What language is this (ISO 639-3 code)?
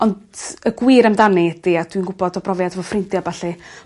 cym